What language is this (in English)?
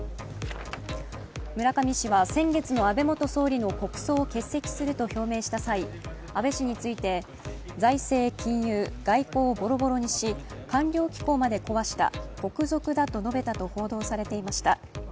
Japanese